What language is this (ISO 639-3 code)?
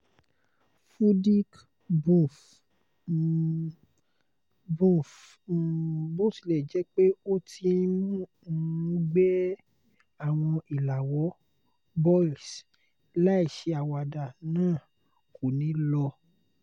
yor